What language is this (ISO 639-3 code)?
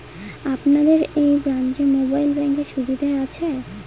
ben